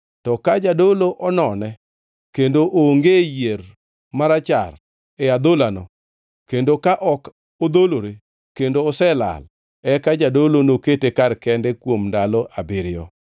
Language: Luo (Kenya and Tanzania)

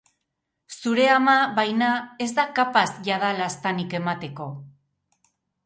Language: Basque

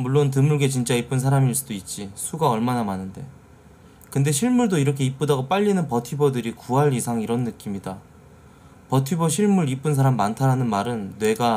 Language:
Korean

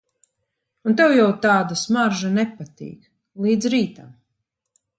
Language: Latvian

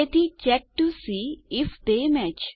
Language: Gujarati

